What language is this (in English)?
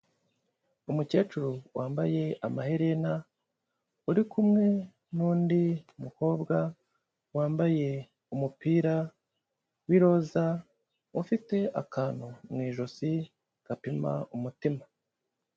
Kinyarwanda